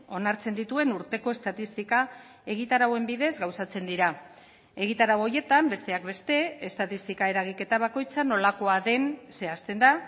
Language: Basque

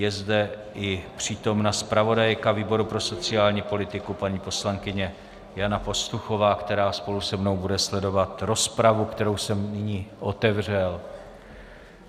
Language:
Czech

